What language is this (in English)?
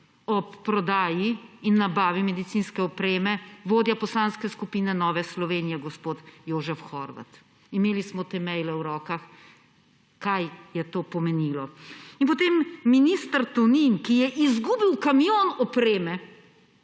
Slovenian